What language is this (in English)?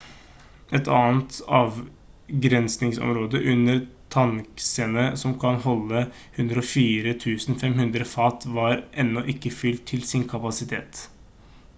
Norwegian Bokmål